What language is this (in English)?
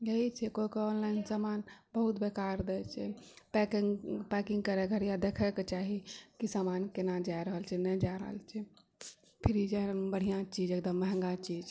Maithili